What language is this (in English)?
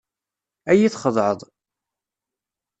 Kabyle